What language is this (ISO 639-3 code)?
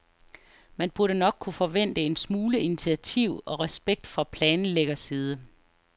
dan